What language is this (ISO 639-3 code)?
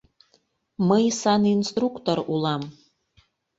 chm